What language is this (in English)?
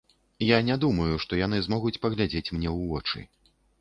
Belarusian